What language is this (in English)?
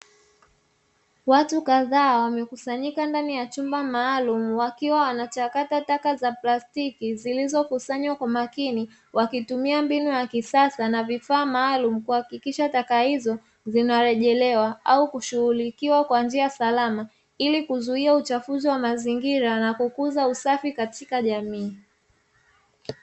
Swahili